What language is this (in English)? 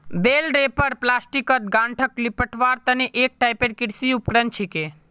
Magahi